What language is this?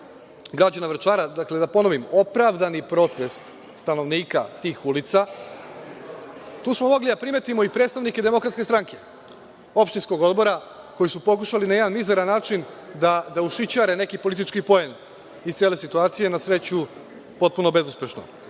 Serbian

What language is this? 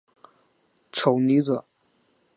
Chinese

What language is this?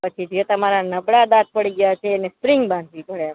Gujarati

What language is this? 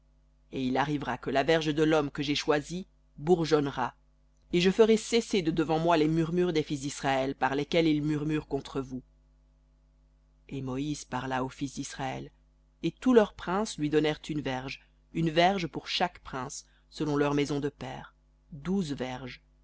French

